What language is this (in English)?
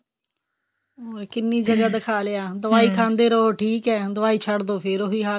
Punjabi